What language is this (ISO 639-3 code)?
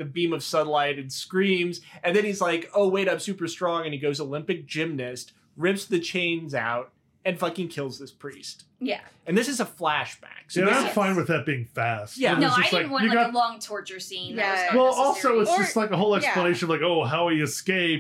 eng